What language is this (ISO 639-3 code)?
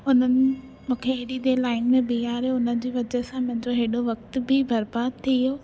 snd